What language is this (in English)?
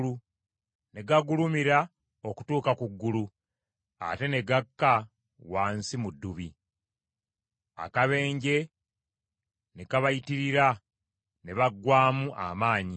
Ganda